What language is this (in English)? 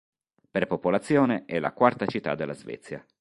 Italian